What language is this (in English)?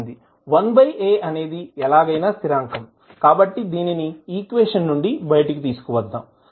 Telugu